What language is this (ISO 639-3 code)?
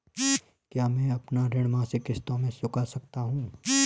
hin